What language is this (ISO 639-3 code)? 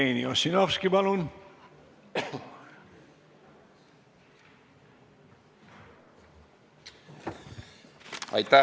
est